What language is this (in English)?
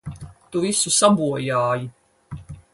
Latvian